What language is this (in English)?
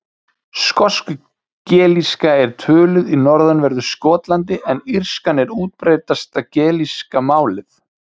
Icelandic